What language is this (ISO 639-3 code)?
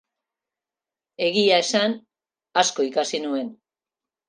eus